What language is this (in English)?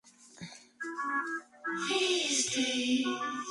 Spanish